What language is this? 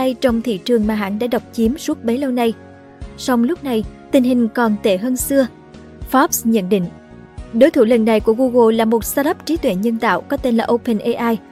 Vietnamese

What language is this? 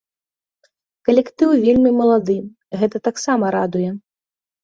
Belarusian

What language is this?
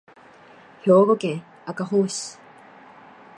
Japanese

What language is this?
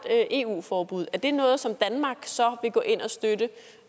Danish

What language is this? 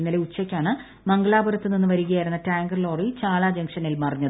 Malayalam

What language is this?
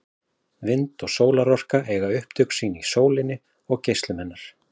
Icelandic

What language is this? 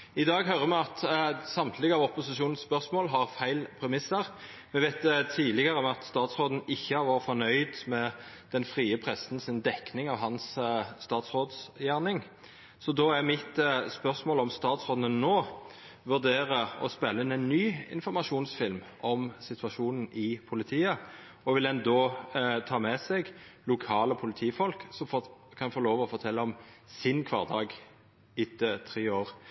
Norwegian Nynorsk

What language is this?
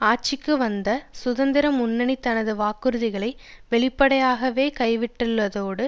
Tamil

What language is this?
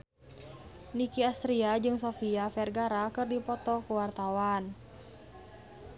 Sundanese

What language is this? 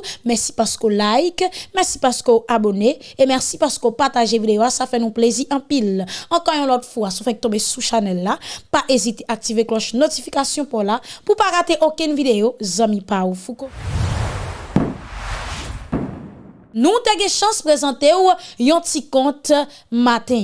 French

